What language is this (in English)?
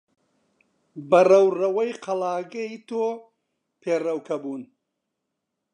Central Kurdish